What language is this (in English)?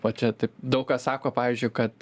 Lithuanian